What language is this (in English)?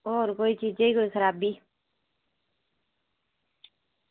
Dogri